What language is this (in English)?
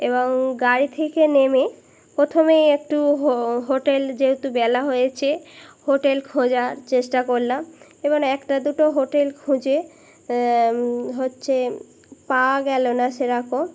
Bangla